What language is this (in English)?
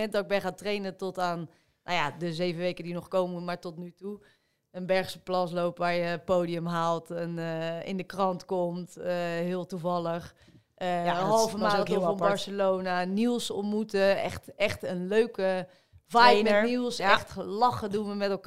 Dutch